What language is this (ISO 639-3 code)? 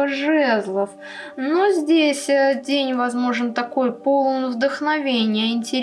rus